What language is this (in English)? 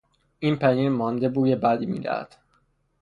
Persian